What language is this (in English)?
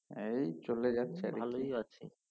Bangla